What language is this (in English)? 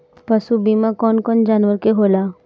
Bhojpuri